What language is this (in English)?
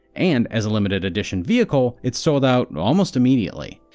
English